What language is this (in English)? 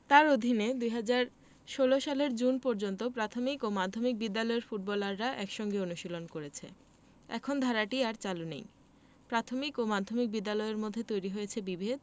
Bangla